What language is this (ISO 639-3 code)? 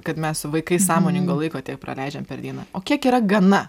lit